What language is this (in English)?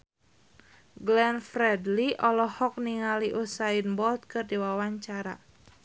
Sundanese